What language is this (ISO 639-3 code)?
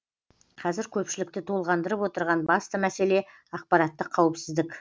kaz